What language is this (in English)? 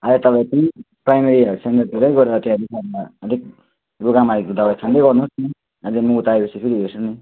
Nepali